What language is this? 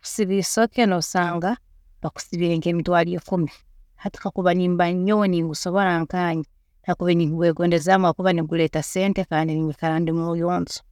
Tooro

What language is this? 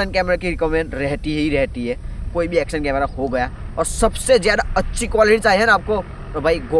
Hindi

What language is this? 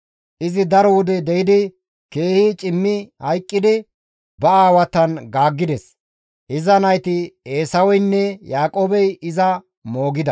Gamo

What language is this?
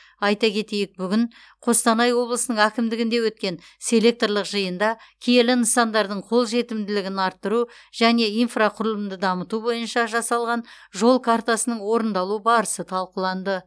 Kazakh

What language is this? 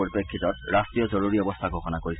Assamese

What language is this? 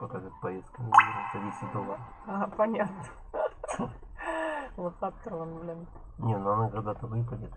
Russian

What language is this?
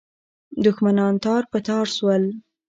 Pashto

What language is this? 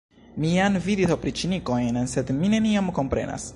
Esperanto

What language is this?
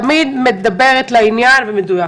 Hebrew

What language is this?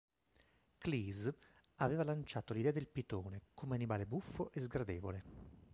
Italian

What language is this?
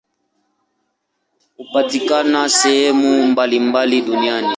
Swahili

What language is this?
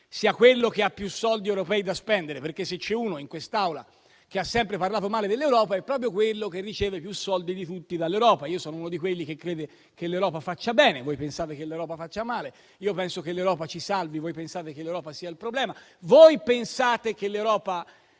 Italian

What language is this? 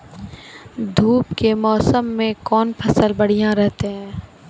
Maithili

